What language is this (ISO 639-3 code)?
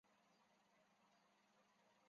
zho